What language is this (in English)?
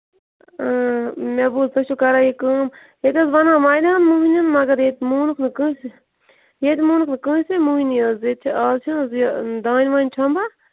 Kashmiri